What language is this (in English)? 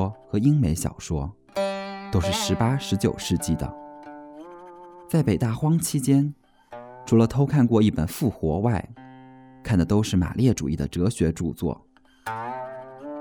Chinese